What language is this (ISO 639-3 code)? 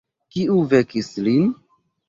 epo